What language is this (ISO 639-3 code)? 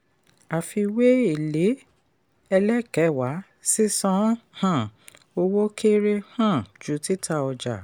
yor